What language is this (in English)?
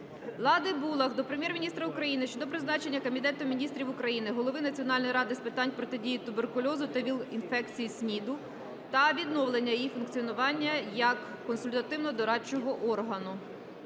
Ukrainian